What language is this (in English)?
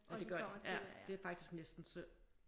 Danish